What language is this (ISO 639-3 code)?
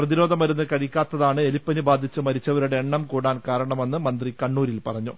mal